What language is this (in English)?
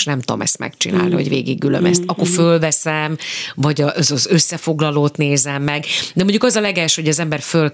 Hungarian